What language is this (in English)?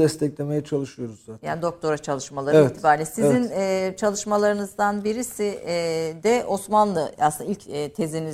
Turkish